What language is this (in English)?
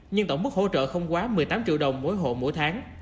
Vietnamese